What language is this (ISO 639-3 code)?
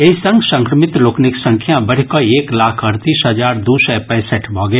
mai